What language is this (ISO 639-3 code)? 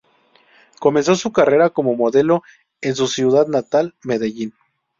spa